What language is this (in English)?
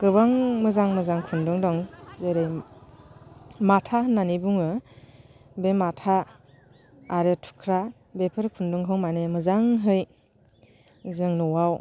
Bodo